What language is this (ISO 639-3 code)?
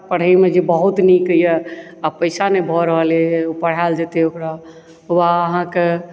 mai